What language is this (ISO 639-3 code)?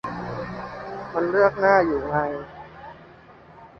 tha